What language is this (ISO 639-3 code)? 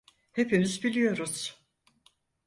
tur